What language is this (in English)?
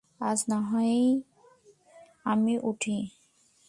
Bangla